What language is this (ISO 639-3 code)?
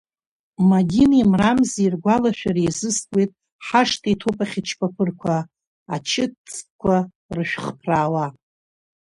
abk